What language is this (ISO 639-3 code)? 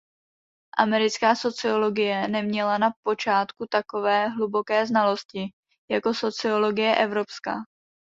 ces